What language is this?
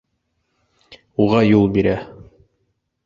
Bashkir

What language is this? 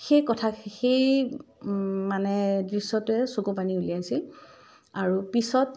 Assamese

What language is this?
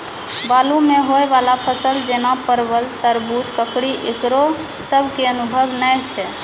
Maithili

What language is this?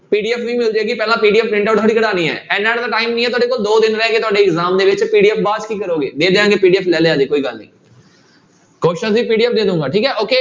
Punjabi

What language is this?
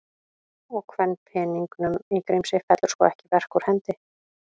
Icelandic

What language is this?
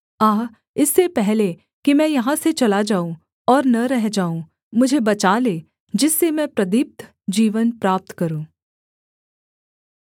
Hindi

